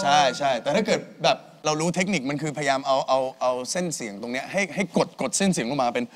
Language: Thai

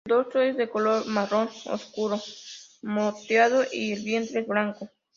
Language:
Spanish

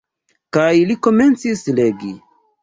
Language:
Esperanto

